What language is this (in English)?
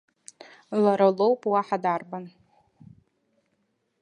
Abkhazian